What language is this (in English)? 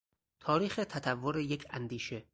Persian